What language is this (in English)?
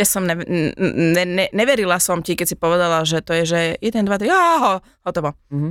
Slovak